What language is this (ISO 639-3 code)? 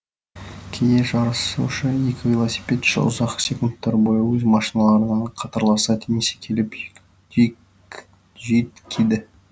kaz